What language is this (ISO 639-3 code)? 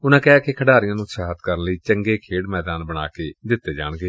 pan